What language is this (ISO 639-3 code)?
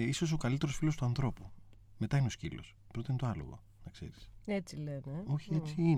ell